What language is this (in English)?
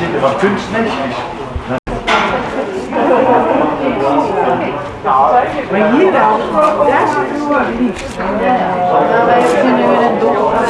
Dutch